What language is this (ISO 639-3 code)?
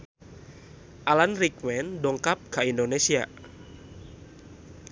sun